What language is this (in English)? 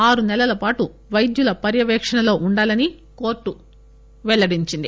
Telugu